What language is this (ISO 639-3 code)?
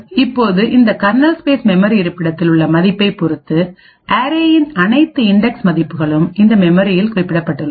tam